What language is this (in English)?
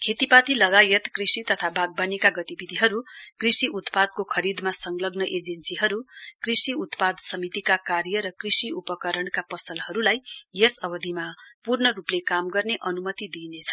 Nepali